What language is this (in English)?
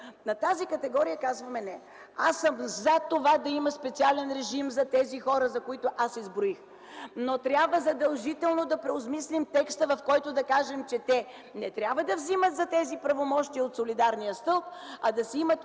Bulgarian